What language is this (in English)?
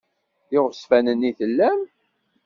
Kabyle